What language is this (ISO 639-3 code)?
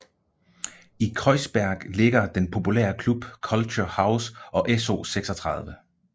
dan